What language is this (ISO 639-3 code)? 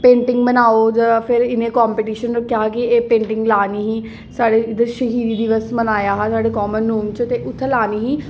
doi